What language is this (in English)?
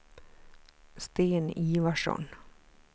Swedish